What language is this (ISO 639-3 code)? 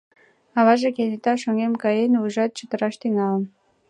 chm